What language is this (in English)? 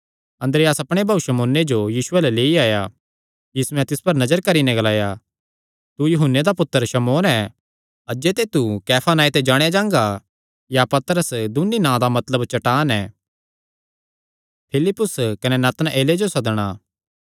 Kangri